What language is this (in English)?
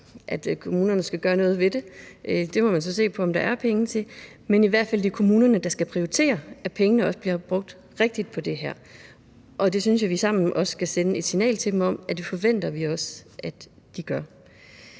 Danish